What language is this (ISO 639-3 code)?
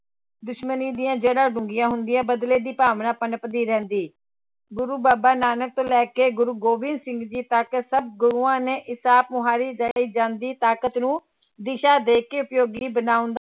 pan